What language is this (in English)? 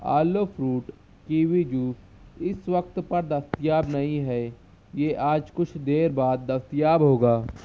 Urdu